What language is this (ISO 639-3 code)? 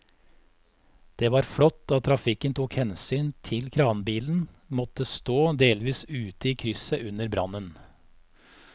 nor